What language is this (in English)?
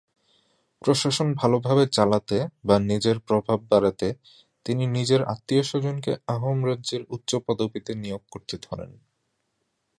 Bangla